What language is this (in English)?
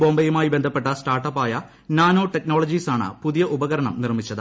Malayalam